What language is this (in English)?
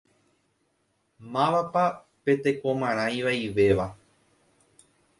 Guarani